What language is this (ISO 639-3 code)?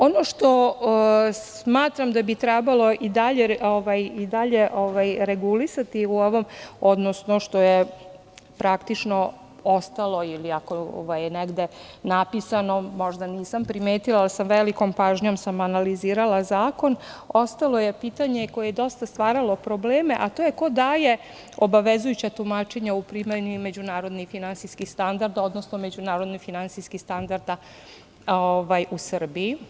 srp